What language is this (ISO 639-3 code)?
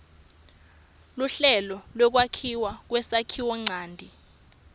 ssw